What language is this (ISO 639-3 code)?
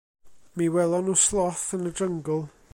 cym